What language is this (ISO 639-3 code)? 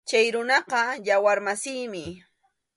qxu